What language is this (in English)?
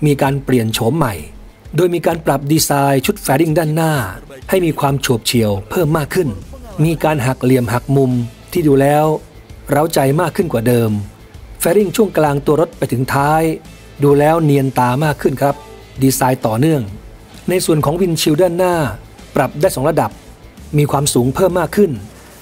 Thai